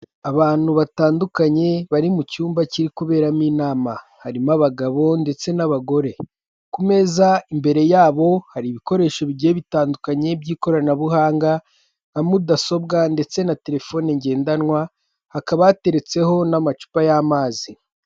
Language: Kinyarwanda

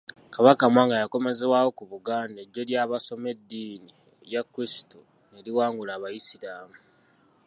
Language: Ganda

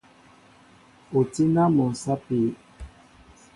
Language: Mbo (Cameroon)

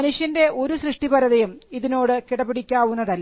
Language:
Malayalam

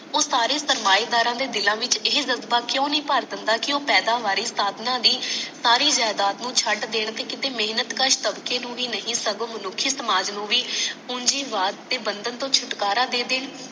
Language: Punjabi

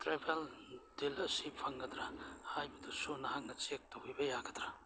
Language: Manipuri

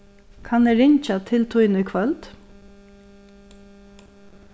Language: Faroese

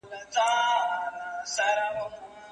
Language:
Pashto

